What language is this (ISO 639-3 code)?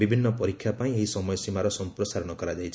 ori